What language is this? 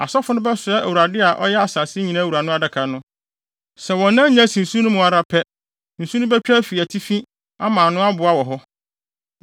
Akan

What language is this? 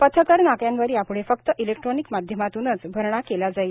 Marathi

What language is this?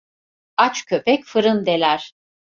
Turkish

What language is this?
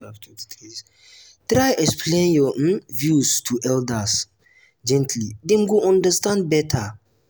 Nigerian Pidgin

